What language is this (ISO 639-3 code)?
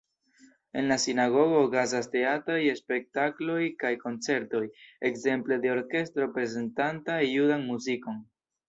epo